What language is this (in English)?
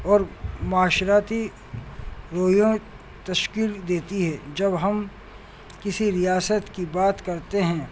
Urdu